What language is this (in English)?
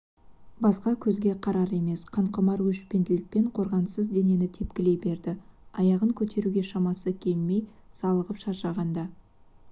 Kazakh